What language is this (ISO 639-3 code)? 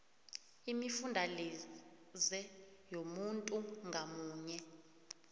nbl